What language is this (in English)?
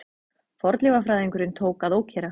Icelandic